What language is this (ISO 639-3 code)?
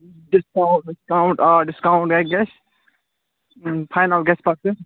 kas